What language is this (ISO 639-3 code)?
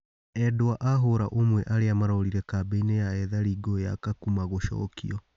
kik